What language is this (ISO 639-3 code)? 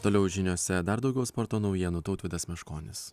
lit